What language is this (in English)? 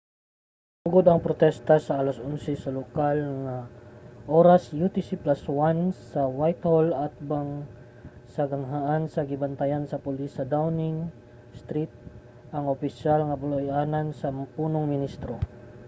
Cebuano